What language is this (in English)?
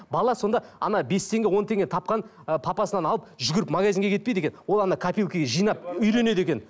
Kazakh